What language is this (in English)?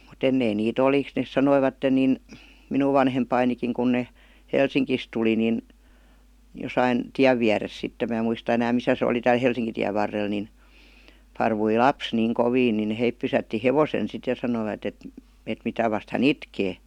Finnish